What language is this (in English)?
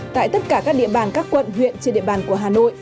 Vietnamese